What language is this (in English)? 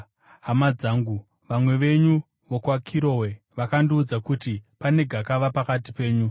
Shona